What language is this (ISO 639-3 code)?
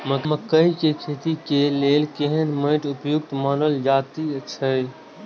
mai